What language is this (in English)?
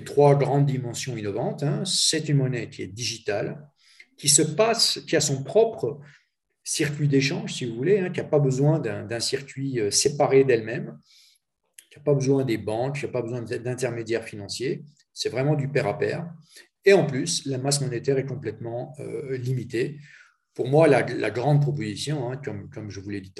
French